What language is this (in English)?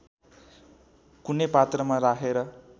Nepali